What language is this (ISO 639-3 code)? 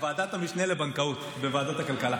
heb